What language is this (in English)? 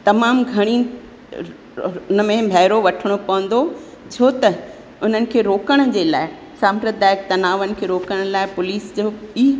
Sindhi